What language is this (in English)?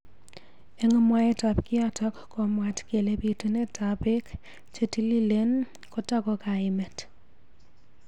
Kalenjin